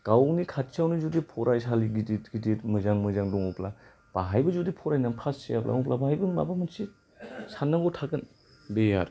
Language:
Bodo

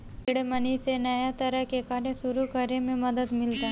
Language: Bhojpuri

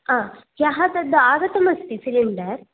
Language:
Sanskrit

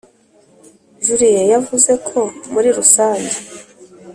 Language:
Kinyarwanda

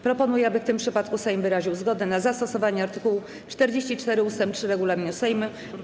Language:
Polish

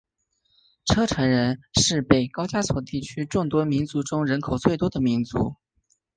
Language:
Chinese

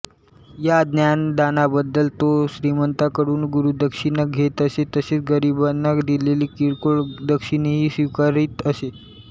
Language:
Marathi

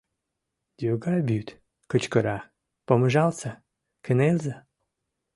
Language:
Mari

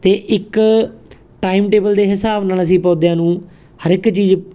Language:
Punjabi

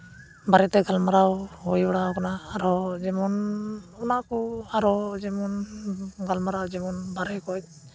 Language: Santali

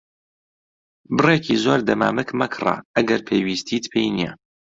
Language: Central Kurdish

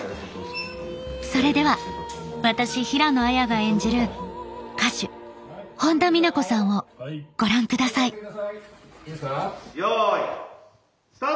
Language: Japanese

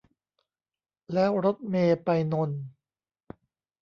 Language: Thai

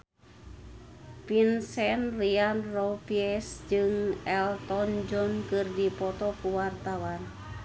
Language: Sundanese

